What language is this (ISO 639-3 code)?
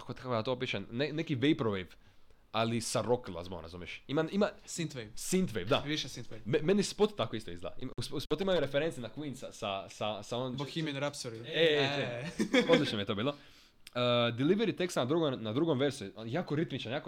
hrv